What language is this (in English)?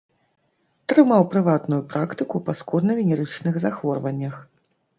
Belarusian